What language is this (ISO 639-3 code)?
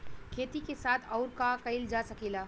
bho